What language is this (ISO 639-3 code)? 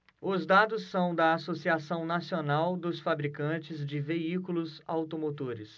por